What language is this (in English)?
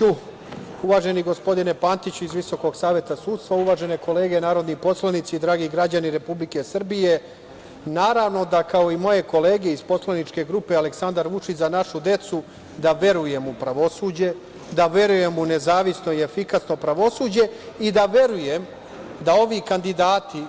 Serbian